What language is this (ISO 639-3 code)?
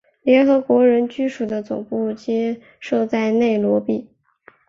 zho